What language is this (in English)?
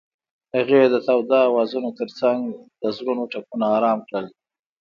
Pashto